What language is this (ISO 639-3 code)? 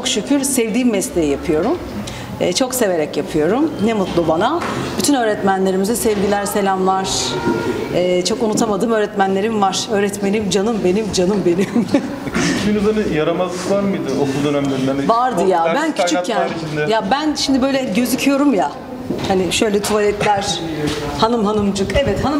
tur